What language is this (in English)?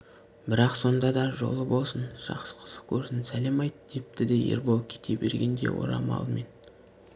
Kazakh